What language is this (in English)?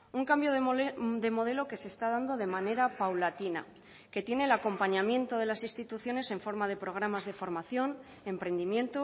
Spanish